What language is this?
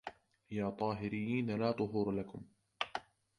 Arabic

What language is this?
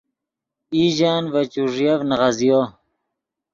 Yidgha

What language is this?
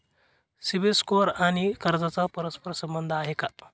Marathi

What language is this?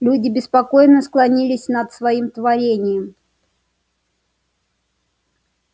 Russian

